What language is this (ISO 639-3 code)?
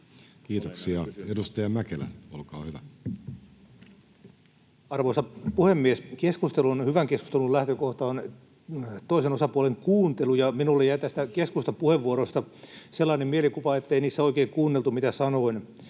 fin